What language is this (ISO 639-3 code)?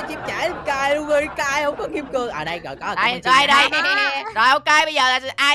vie